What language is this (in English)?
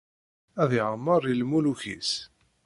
Kabyle